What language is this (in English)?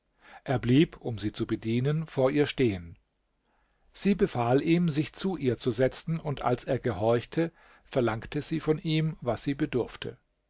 German